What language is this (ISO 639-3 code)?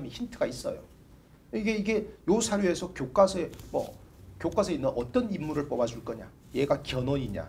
kor